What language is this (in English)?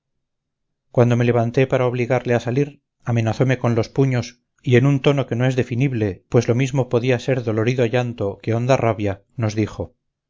Spanish